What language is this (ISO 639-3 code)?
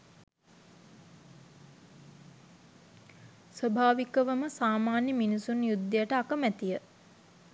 sin